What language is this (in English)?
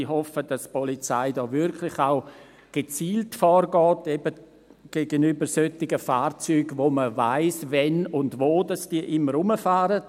Swiss German